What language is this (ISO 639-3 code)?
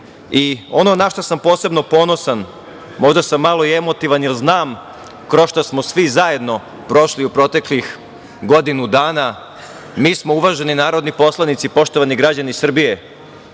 srp